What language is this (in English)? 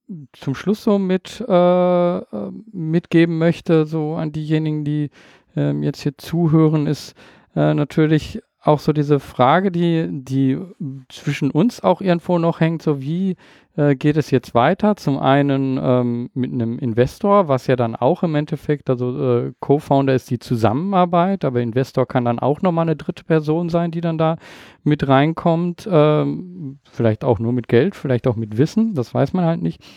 German